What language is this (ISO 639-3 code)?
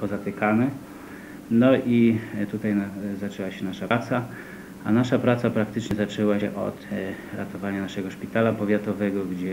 pol